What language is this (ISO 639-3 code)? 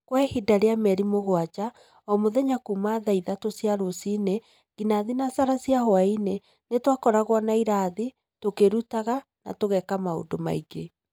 kik